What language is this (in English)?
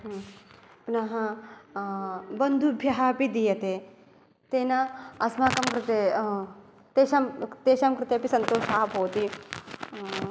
Sanskrit